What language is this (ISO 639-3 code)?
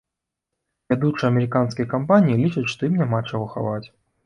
bel